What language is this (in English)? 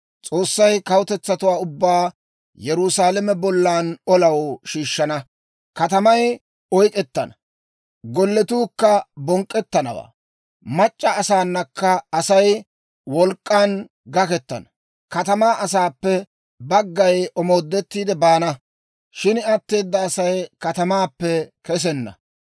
Dawro